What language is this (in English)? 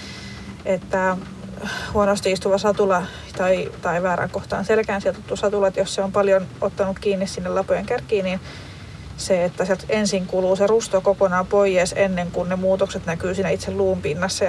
Finnish